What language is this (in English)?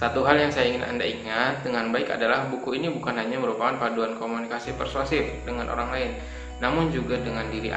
Indonesian